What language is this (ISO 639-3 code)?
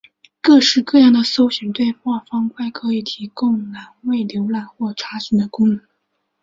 zho